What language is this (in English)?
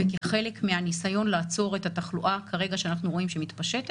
Hebrew